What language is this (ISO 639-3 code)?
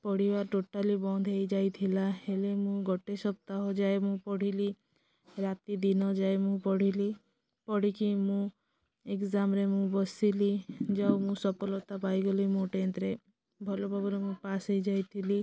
ori